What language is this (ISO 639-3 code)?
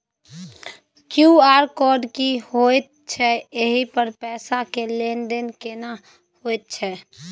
mai